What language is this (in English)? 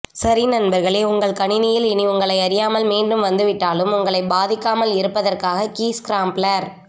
Tamil